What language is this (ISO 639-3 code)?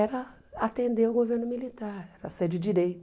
por